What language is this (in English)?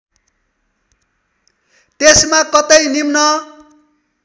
Nepali